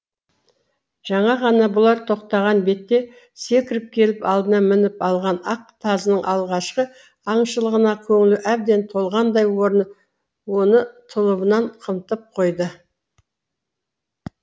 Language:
Kazakh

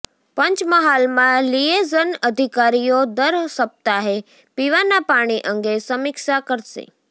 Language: Gujarati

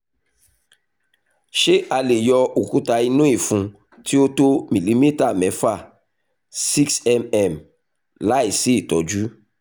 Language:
Yoruba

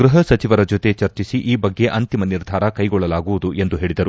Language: Kannada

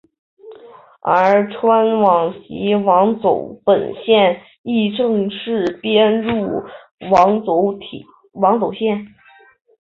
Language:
Chinese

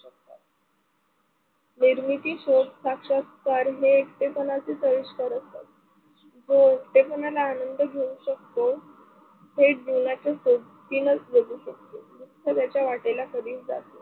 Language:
Marathi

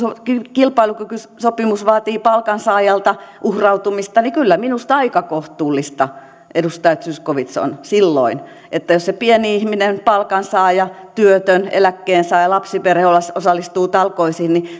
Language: Finnish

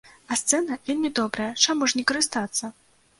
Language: Belarusian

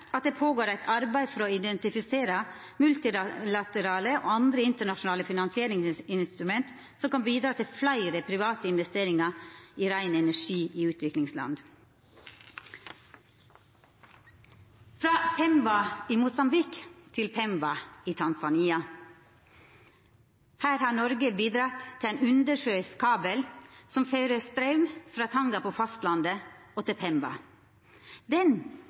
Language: Norwegian Nynorsk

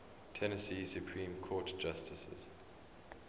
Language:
English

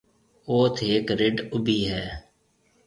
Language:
Marwari (Pakistan)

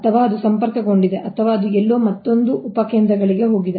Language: Kannada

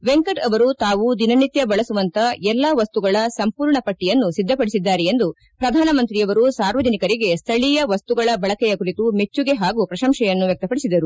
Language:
Kannada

